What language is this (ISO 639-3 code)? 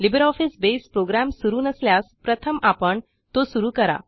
mar